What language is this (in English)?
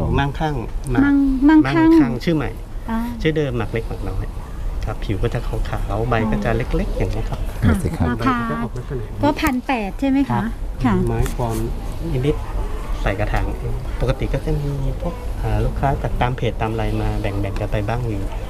Thai